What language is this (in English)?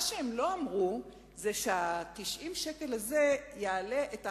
Hebrew